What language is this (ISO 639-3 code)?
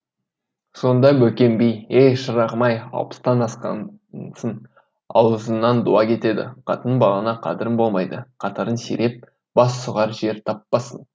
kaz